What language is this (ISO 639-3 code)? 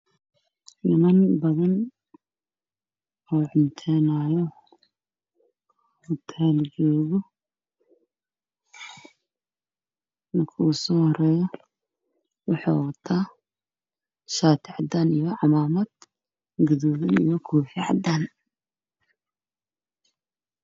som